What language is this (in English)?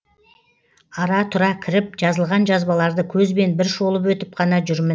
Kazakh